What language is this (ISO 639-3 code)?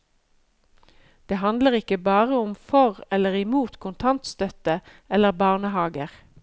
nor